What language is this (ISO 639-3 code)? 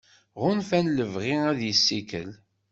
kab